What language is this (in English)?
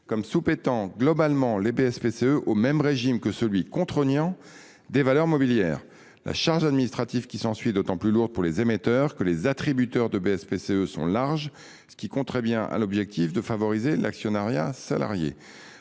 French